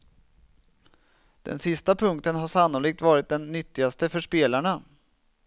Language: Swedish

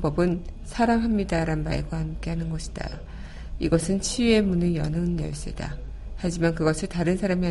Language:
Korean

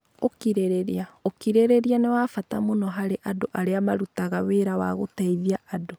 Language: Kikuyu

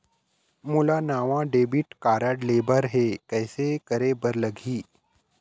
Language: Chhattisgarhi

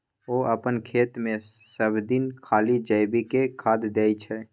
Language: Maithili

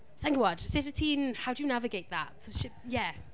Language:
Welsh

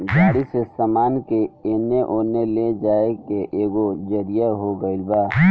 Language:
Bhojpuri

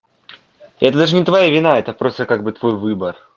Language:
Russian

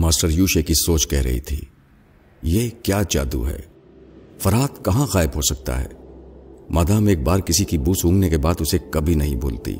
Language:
Urdu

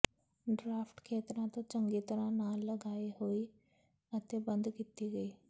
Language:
Punjabi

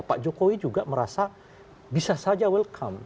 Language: Indonesian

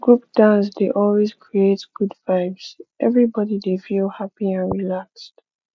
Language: Nigerian Pidgin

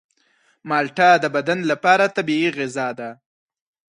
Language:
Pashto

